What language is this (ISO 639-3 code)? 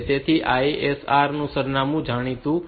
guj